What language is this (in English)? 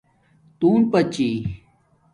Domaaki